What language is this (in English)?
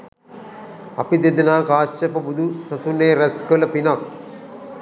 Sinhala